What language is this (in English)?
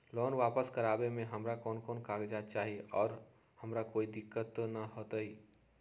Magahi